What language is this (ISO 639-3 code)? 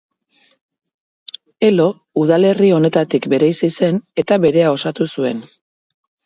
eus